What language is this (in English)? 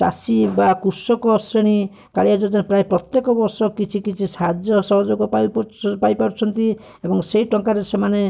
Odia